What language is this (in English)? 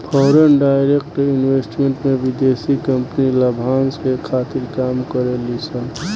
Bhojpuri